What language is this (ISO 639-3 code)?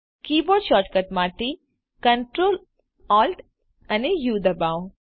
guj